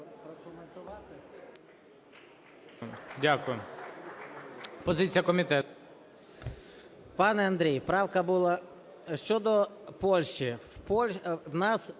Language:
Ukrainian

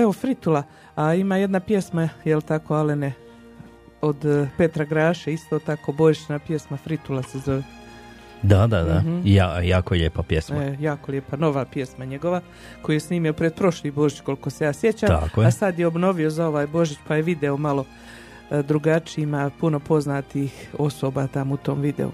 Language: Croatian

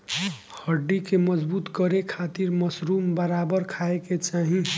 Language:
Bhojpuri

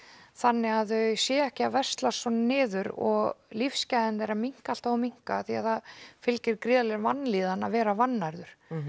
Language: Icelandic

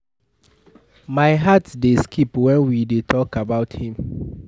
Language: Nigerian Pidgin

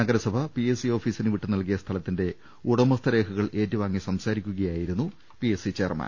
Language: Malayalam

